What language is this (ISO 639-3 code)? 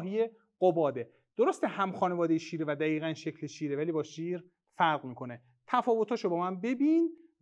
fas